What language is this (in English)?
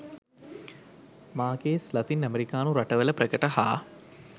Sinhala